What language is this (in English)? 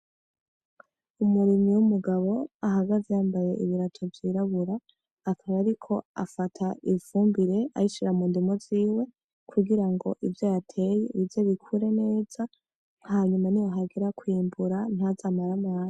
Rundi